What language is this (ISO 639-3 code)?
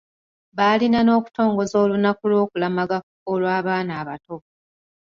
lug